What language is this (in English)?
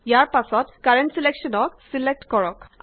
Assamese